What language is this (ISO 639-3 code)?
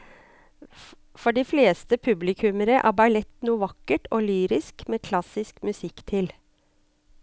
nor